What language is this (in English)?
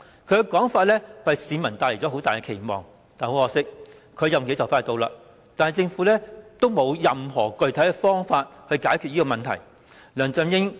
Cantonese